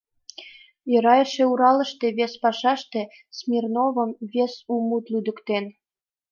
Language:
Mari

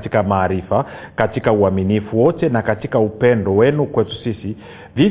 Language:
Swahili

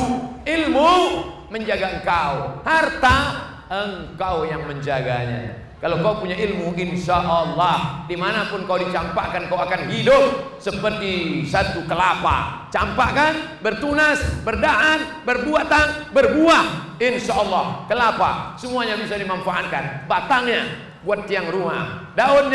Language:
Indonesian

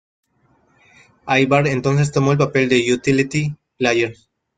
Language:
Spanish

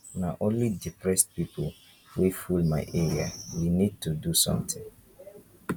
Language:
Nigerian Pidgin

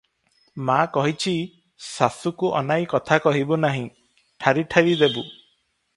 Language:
Odia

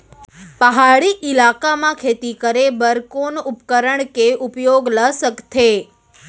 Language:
Chhattisgarhi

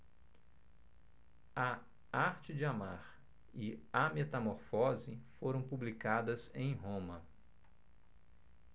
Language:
Portuguese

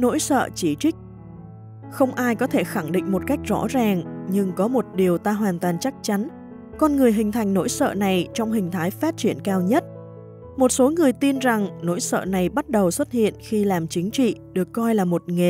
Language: Vietnamese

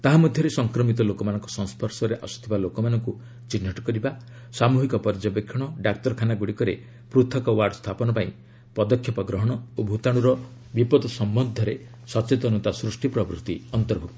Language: Odia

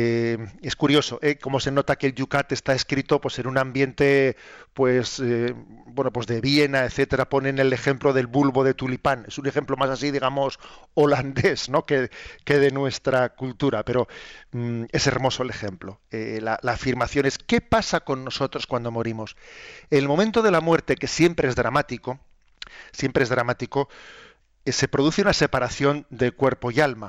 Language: Spanish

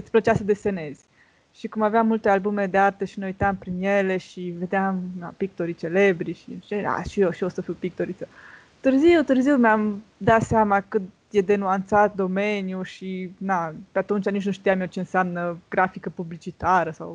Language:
Romanian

